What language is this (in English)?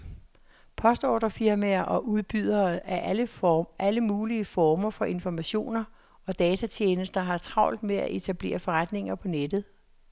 Danish